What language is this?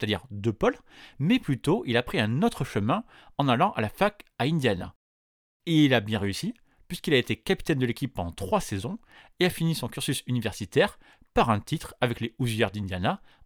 French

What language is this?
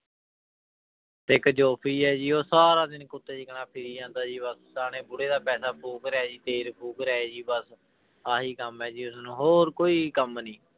Punjabi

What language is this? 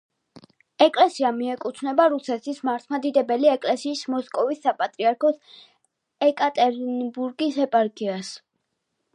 Georgian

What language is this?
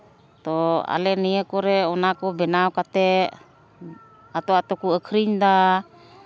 Santali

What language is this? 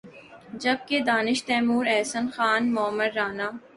Urdu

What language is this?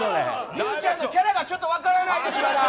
Japanese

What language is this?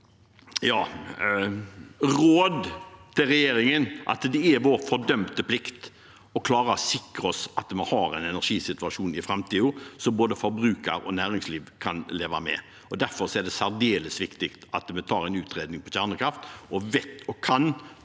Norwegian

